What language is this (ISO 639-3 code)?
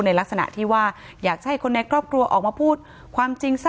tha